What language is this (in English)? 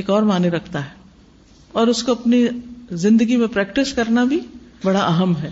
Urdu